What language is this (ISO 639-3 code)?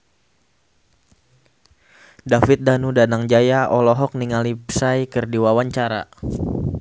sun